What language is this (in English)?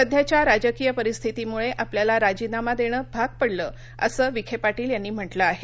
Marathi